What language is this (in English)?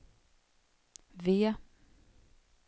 Swedish